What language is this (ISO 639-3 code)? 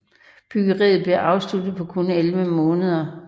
dan